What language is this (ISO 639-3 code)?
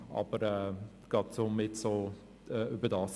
gsw